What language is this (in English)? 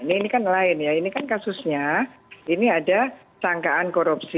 Indonesian